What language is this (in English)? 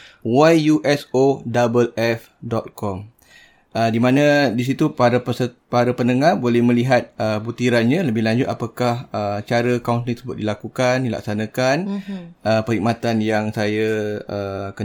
Malay